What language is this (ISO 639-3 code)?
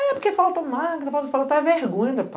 por